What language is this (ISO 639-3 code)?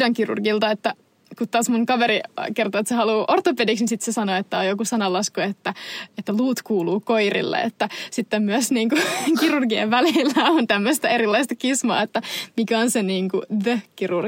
fin